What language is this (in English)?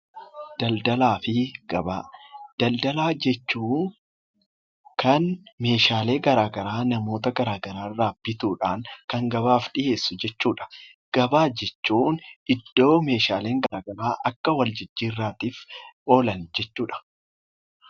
Oromo